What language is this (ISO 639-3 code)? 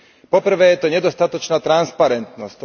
slk